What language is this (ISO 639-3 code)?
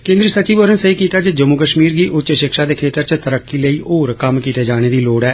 doi